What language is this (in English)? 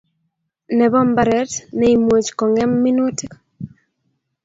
Kalenjin